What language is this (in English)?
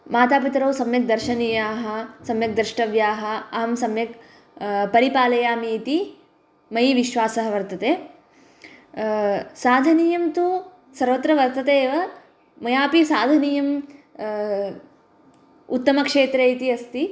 Sanskrit